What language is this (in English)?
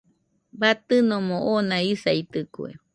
Nüpode Huitoto